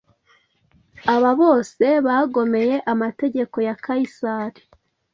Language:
Kinyarwanda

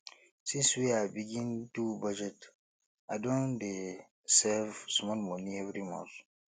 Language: Nigerian Pidgin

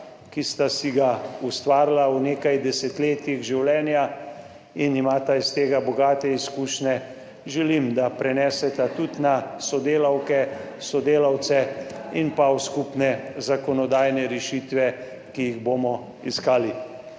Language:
Slovenian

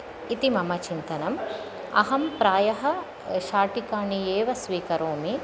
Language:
Sanskrit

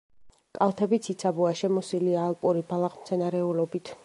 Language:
Georgian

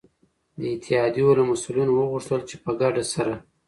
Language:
Pashto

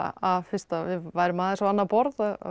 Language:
Icelandic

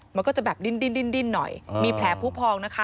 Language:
Thai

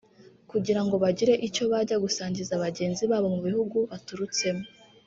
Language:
Kinyarwanda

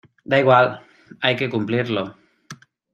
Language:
Spanish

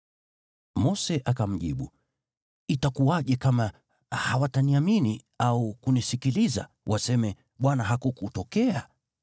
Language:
Swahili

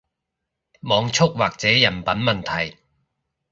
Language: Cantonese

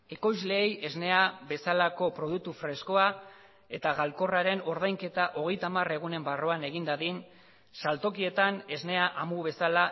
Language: Basque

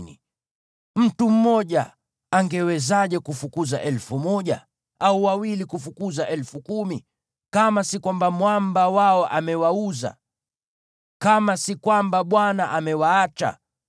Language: Swahili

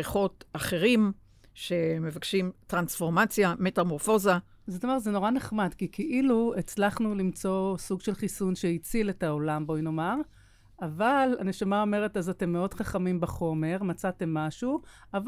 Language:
Hebrew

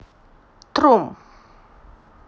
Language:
Russian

